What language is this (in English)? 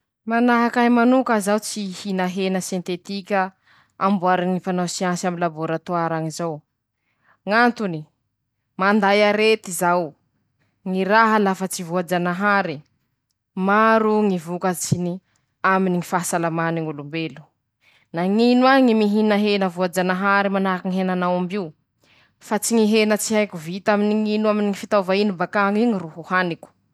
Masikoro Malagasy